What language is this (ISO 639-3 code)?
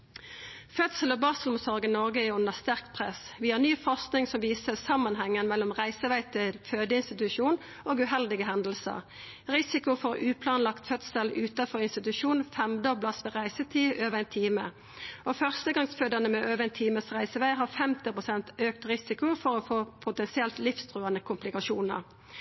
nno